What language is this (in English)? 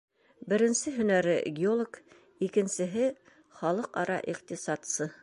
Bashkir